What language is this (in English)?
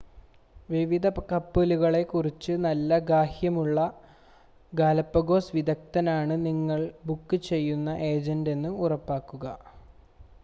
Malayalam